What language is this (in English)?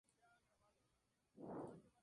Spanish